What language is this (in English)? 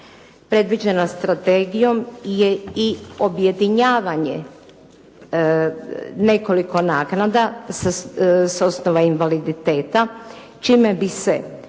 Croatian